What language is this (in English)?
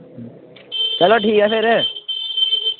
Dogri